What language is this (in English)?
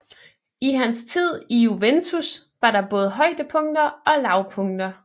Danish